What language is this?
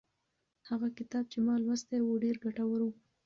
Pashto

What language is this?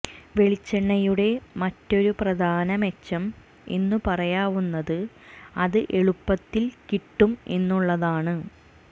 Malayalam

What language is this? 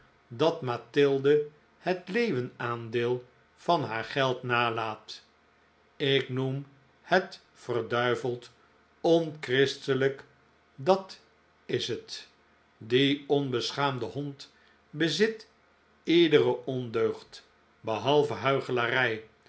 Dutch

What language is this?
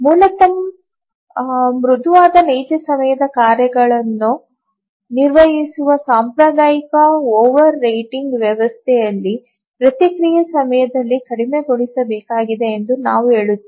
Kannada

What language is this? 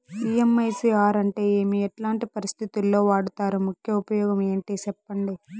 Telugu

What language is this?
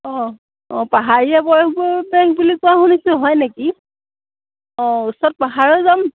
Assamese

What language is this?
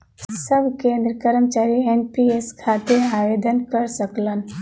Bhojpuri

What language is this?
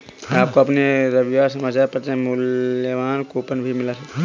Hindi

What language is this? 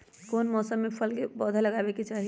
Magahi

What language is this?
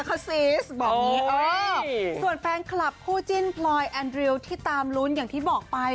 Thai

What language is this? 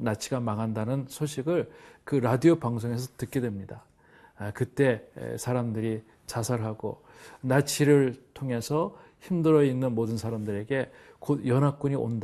Korean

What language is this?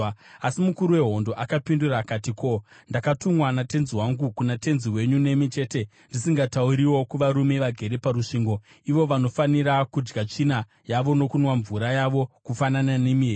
Shona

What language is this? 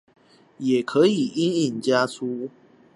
Chinese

